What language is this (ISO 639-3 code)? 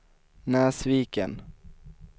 swe